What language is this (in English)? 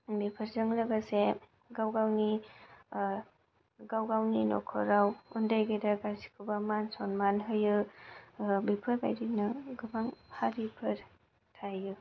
Bodo